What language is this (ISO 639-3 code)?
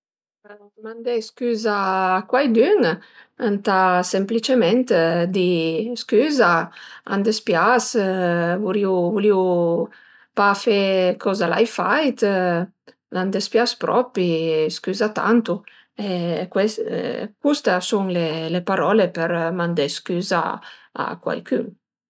pms